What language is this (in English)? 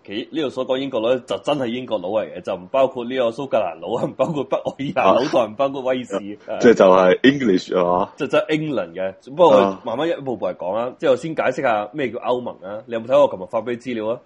Chinese